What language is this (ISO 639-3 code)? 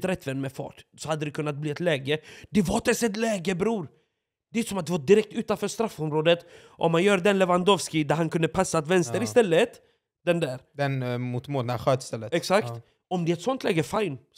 swe